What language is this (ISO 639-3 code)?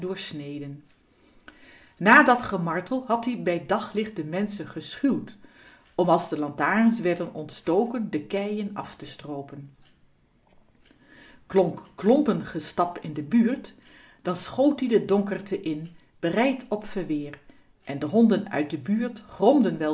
nld